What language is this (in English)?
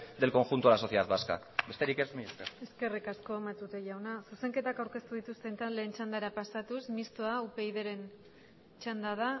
Basque